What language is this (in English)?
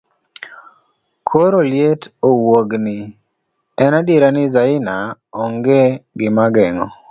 Luo (Kenya and Tanzania)